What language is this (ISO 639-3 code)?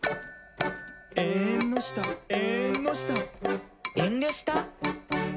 jpn